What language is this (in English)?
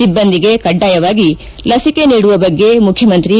Kannada